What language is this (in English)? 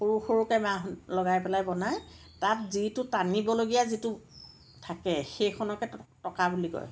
Assamese